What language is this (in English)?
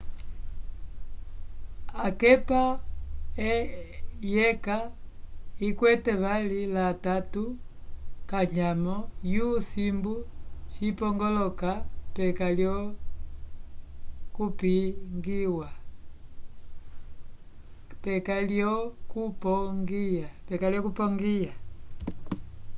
Umbundu